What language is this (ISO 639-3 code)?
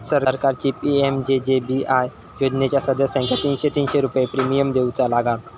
mar